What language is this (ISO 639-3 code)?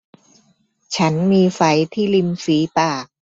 tha